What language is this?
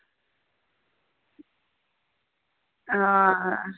Dogri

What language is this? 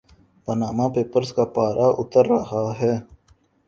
Urdu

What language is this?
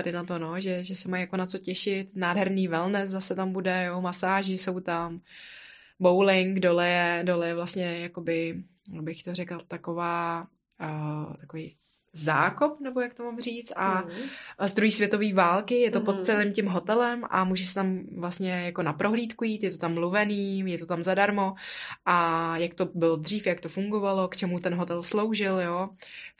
Czech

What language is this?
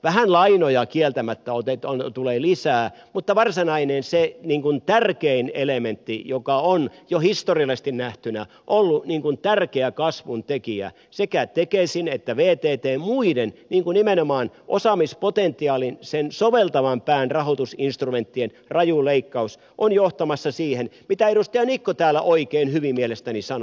Finnish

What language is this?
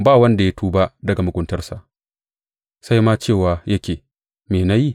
Hausa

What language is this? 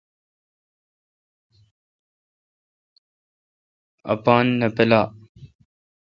Kalkoti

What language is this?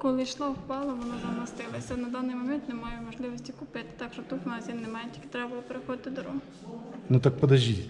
Russian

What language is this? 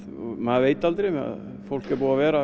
Icelandic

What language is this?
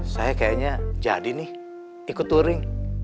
Indonesian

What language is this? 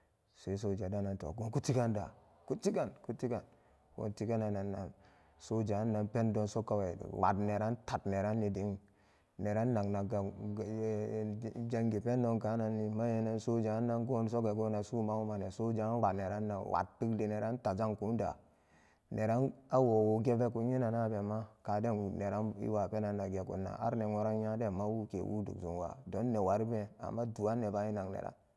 Samba Daka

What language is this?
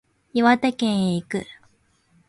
Japanese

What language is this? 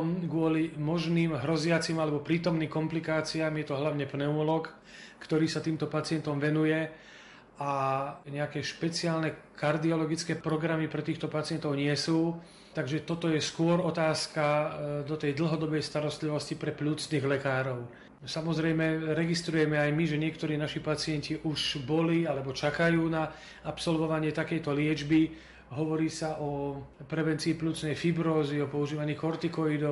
Slovak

